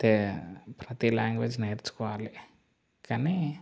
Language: Telugu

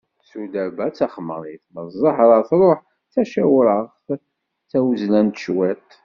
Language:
Kabyle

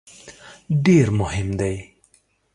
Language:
Pashto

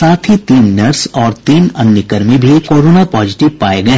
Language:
Hindi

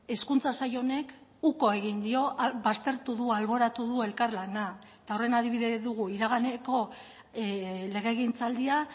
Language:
Basque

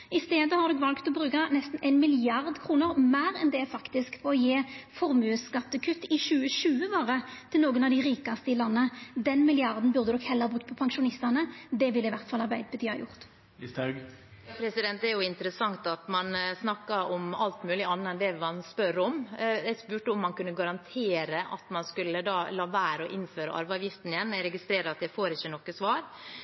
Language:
Norwegian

